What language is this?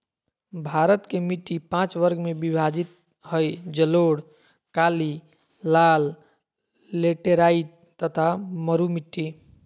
Magahi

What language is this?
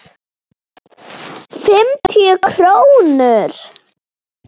Icelandic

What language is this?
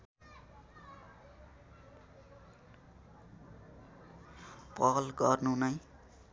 Nepali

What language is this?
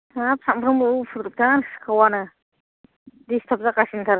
Bodo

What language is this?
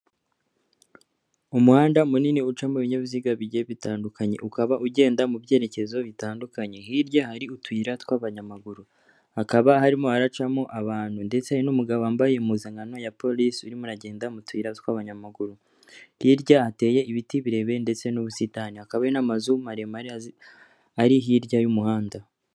Kinyarwanda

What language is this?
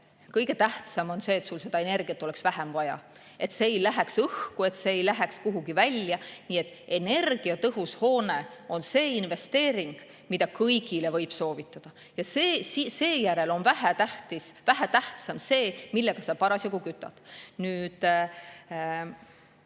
Estonian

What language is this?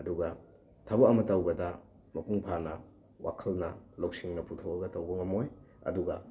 Manipuri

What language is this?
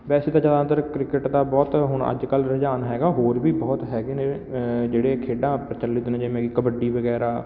Punjabi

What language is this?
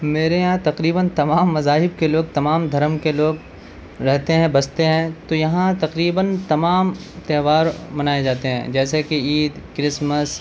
Urdu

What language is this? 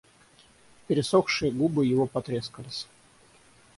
Russian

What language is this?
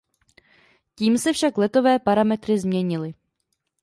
Czech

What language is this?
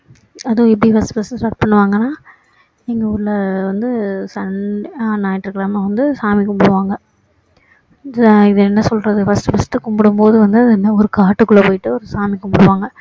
Tamil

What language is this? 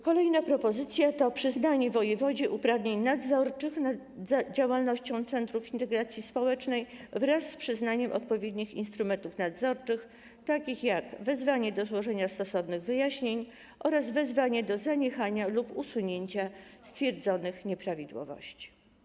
Polish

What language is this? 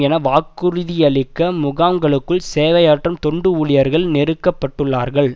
Tamil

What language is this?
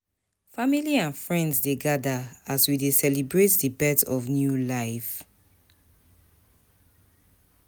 Nigerian Pidgin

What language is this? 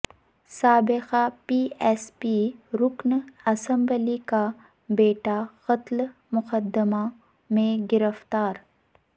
Urdu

